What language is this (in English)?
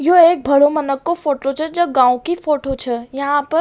Rajasthani